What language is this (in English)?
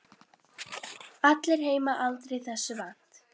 Icelandic